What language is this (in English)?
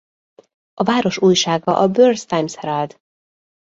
Hungarian